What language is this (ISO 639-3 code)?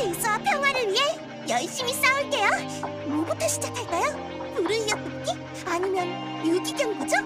kor